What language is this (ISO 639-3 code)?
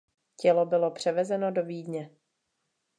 ces